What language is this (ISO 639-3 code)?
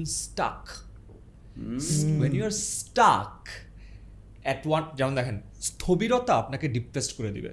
ben